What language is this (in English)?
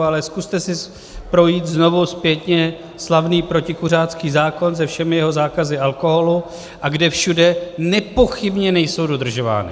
Czech